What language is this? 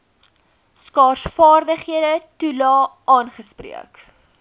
Afrikaans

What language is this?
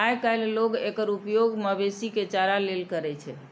Maithili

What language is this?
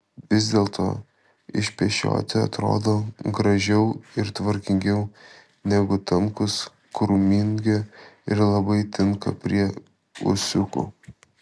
Lithuanian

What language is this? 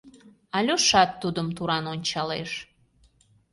Mari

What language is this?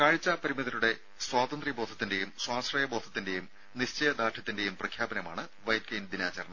Malayalam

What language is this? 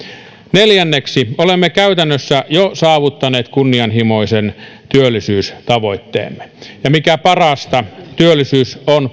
Finnish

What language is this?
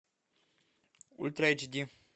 Russian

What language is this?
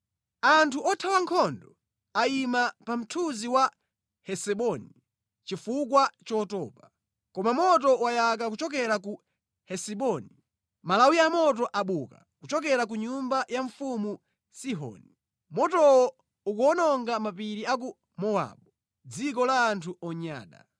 Nyanja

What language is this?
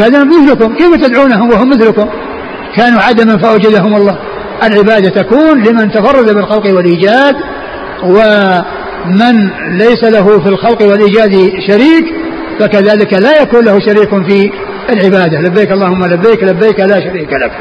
Arabic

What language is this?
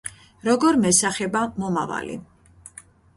Georgian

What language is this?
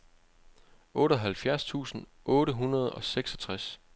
Danish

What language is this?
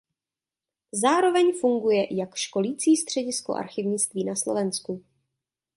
Czech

